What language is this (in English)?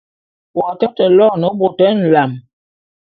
Bulu